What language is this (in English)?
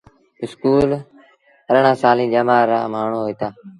Sindhi Bhil